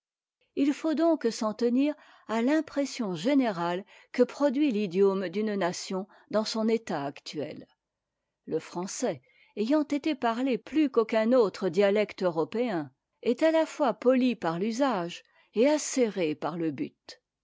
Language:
French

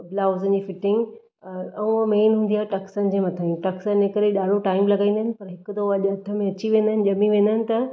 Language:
Sindhi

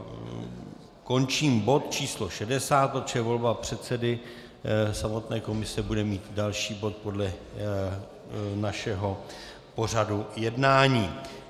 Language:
Czech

